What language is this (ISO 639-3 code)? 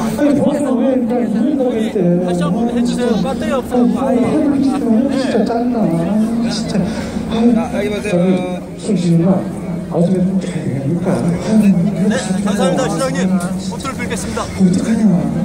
kor